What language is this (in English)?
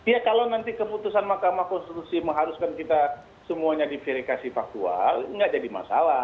Indonesian